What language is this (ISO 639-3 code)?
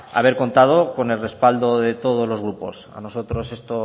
spa